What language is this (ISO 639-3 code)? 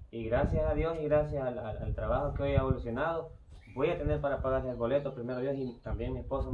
spa